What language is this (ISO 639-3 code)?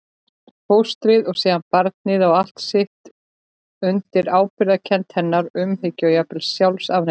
isl